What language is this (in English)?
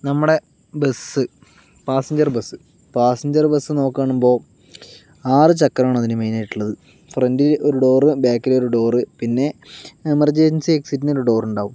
Malayalam